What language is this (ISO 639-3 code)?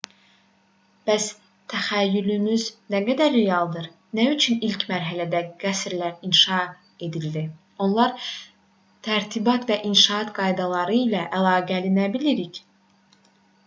aze